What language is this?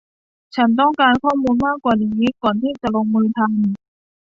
Thai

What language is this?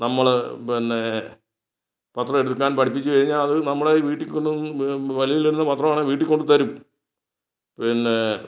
Malayalam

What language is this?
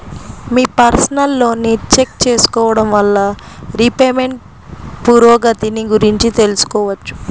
Telugu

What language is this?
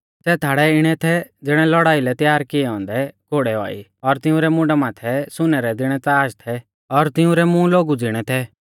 Mahasu Pahari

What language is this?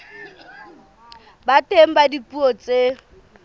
Southern Sotho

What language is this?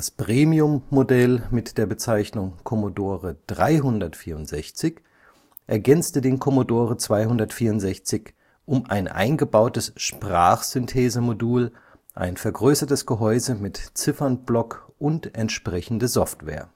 German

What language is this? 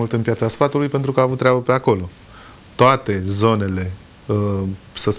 Romanian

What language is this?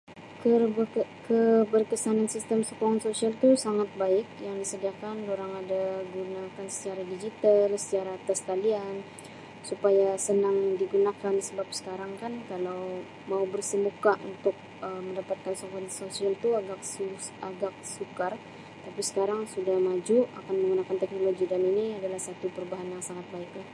Sabah Malay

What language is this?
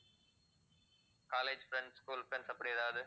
Tamil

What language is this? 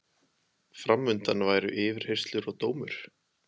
Icelandic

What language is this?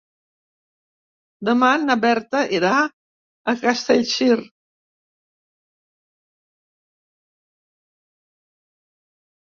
Catalan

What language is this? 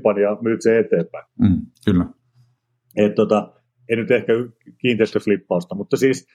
Finnish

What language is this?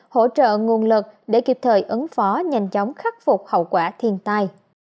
Vietnamese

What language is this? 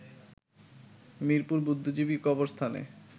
Bangla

